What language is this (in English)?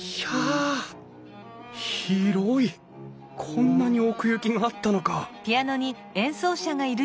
Japanese